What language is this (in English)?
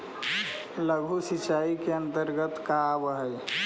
Magahi